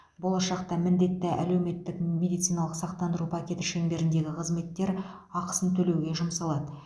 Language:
Kazakh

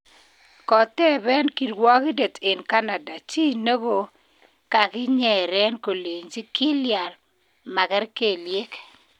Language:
Kalenjin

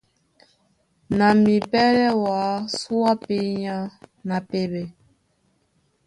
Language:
Duala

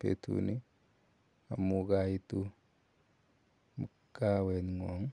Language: Kalenjin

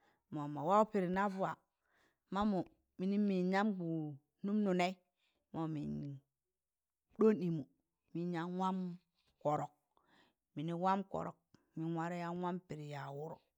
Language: Tangale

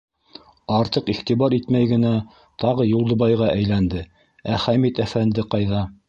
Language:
Bashkir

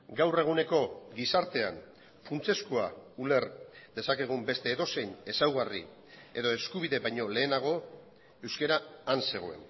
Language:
Basque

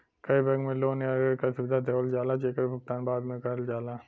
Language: Bhojpuri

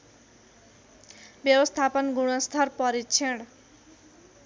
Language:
Nepali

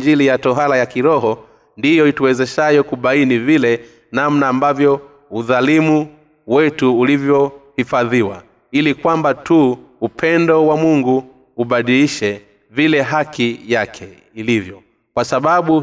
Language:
Swahili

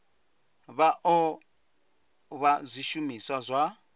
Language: Venda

